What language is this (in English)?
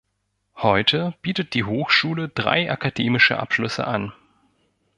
German